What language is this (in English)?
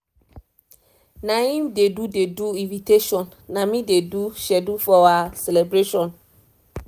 Nigerian Pidgin